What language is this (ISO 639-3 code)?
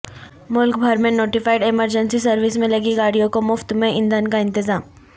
urd